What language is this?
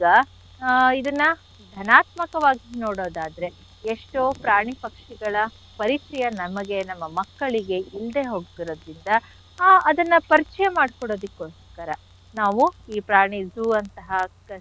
Kannada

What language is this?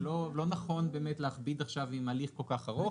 Hebrew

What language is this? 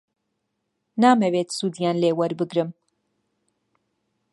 Central Kurdish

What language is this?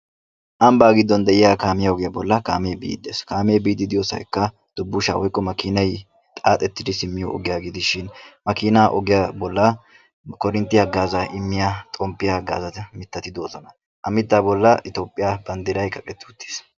Wolaytta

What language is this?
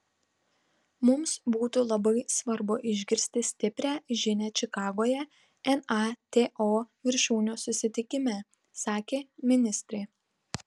Lithuanian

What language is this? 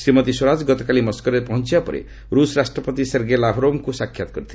Odia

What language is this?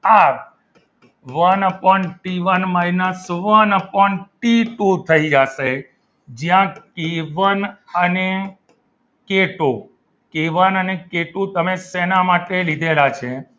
Gujarati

